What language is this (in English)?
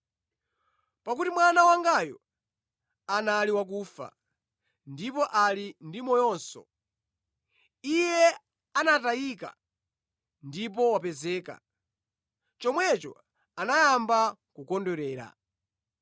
Nyanja